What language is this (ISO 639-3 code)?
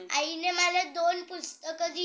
mar